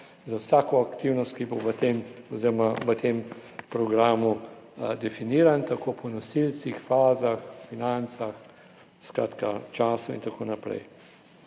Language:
Slovenian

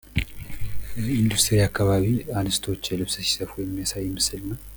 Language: Amharic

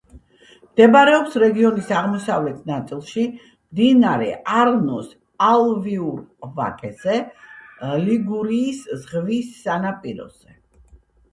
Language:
Georgian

